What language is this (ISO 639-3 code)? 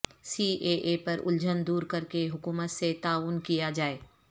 urd